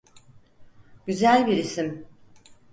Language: Turkish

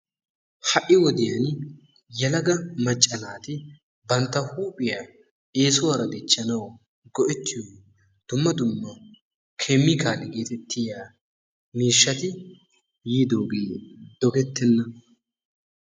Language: Wolaytta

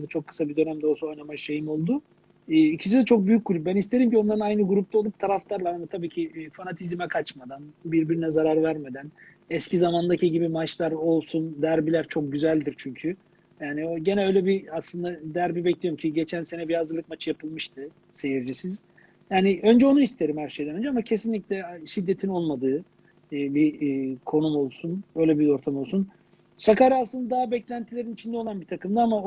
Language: Turkish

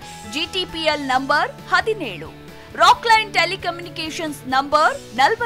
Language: Kannada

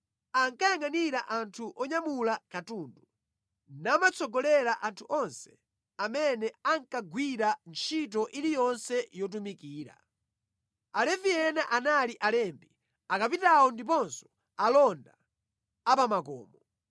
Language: Nyanja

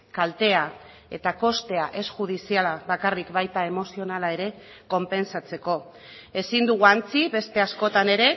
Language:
Basque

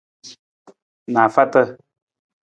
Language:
Nawdm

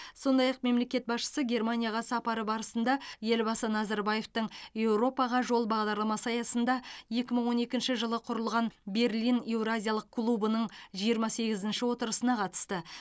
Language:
Kazakh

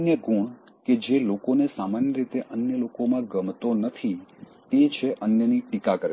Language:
Gujarati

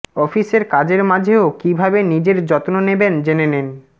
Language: Bangla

